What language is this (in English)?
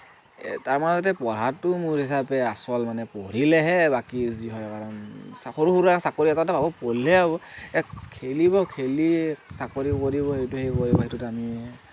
Assamese